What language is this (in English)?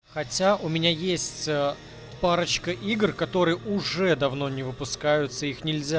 Russian